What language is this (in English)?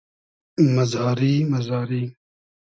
Hazaragi